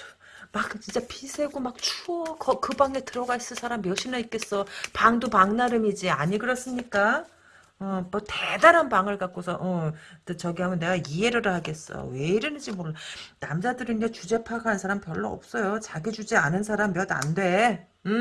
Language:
Korean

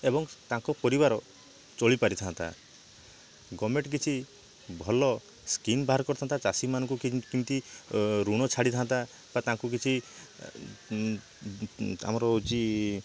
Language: Odia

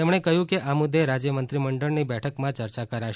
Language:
Gujarati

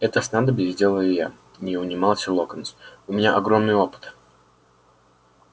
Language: Russian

